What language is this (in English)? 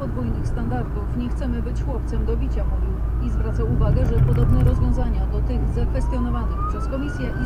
Polish